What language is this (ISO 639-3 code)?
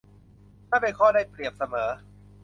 tha